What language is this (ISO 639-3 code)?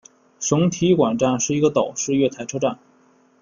zho